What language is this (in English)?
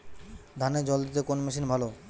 Bangla